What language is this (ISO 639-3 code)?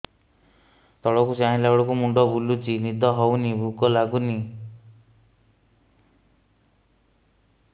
ori